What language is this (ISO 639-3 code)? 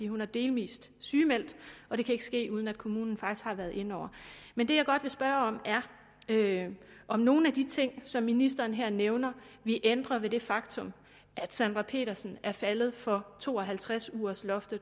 dan